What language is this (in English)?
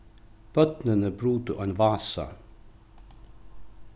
Faroese